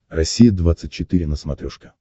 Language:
Russian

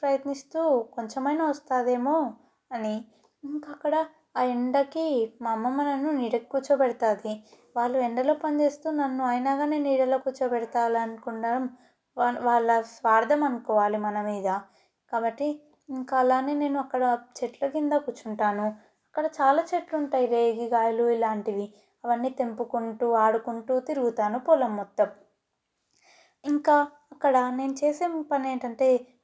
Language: Telugu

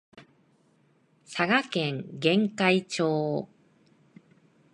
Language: Japanese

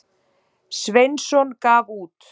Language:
Icelandic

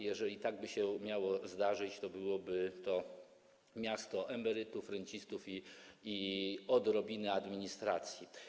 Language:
Polish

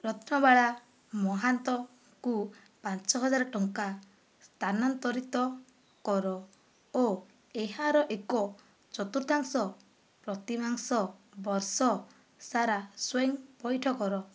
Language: Odia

